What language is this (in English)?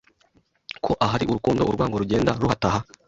Kinyarwanda